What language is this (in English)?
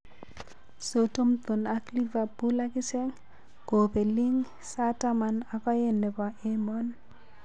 Kalenjin